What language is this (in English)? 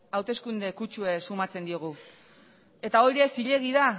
Basque